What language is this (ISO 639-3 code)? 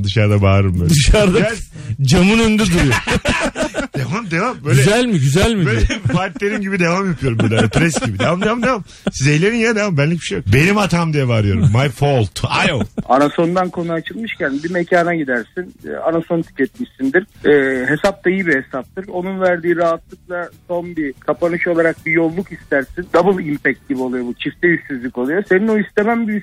tur